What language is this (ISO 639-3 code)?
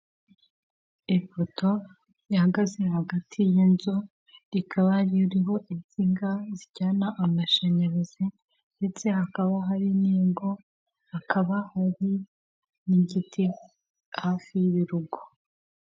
kin